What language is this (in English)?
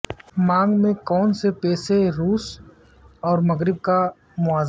Urdu